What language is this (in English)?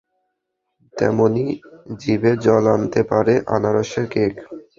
Bangla